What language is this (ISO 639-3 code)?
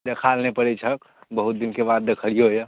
mai